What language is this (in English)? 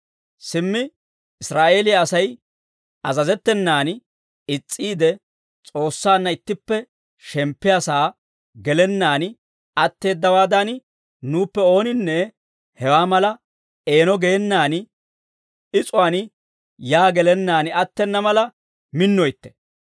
Dawro